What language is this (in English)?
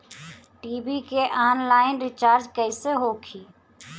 Bhojpuri